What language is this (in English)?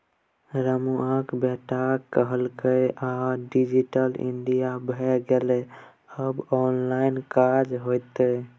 Maithili